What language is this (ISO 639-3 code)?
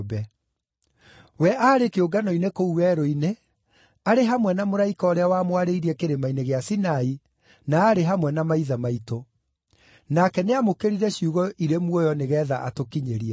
kik